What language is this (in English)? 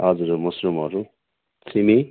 Nepali